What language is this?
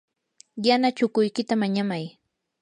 Yanahuanca Pasco Quechua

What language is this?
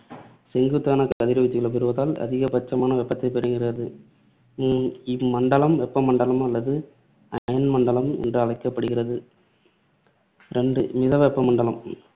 Tamil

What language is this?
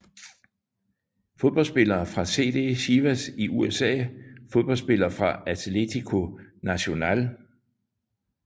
Danish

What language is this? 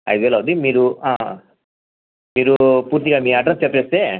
Telugu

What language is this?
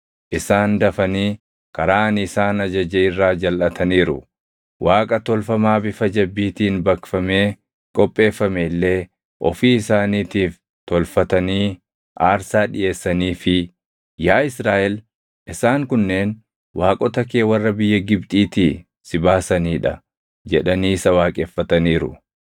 Oromo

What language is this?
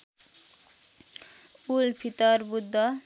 Nepali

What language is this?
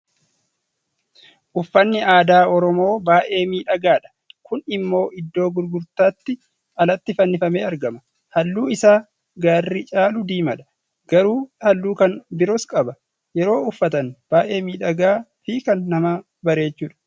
Oromo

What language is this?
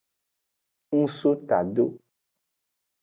Aja (Benin)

